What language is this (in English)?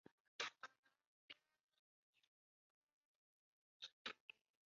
Chinese